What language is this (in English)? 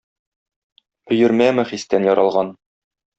Tatar